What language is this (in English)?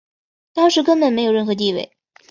Chinese